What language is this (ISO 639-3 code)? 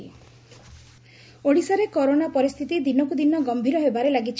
ori